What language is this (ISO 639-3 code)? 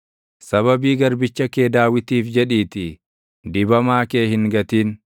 orm